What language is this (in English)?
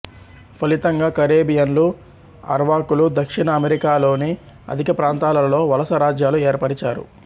Telugu